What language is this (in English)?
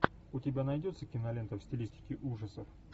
Russian